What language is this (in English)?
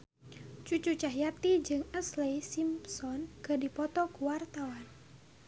Sundanese